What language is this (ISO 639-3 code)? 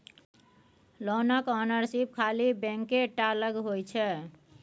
mai